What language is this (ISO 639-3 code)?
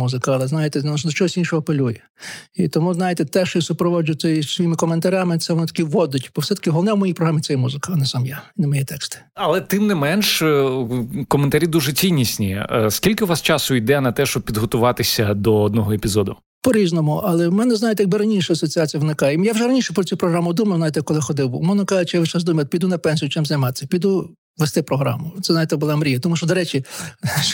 ukr